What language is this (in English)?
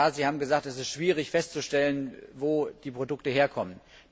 German